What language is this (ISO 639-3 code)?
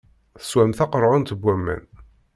kab